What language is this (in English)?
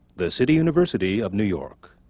English